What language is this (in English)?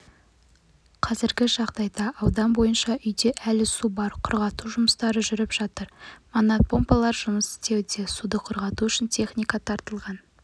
Kazakh